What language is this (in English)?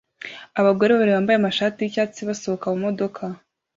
Kinyarwanda